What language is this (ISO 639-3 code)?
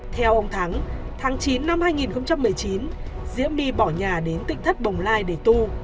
vie